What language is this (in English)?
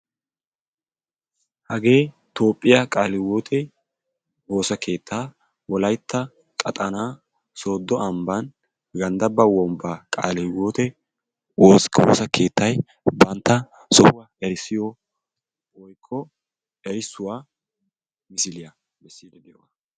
Wolaytta